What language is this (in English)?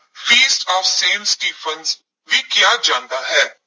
Punjabi